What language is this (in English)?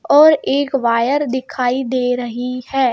Hindi